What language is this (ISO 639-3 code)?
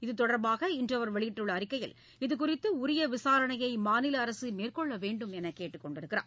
tam